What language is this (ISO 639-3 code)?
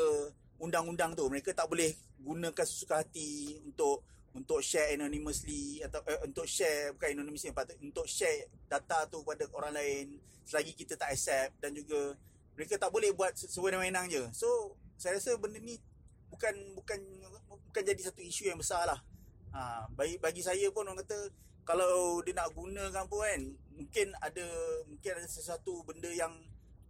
msa